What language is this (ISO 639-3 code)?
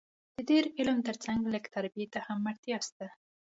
pus